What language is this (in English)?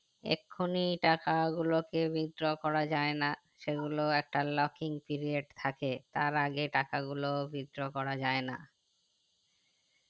Bangla